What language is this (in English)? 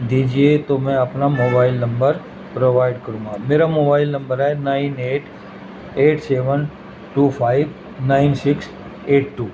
Urdu